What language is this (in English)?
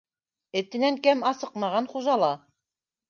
Bashkir